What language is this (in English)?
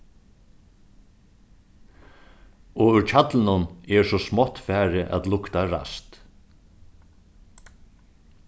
Faroese